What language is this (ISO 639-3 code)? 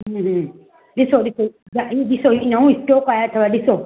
snd